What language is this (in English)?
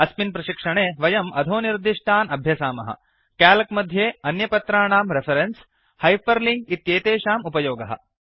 Sanskrit